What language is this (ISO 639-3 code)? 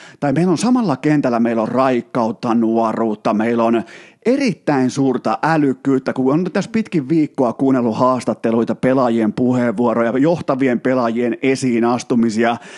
fin